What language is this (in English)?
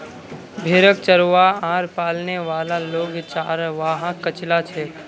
Magahi